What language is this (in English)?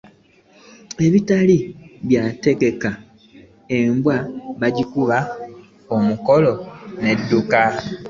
Ganda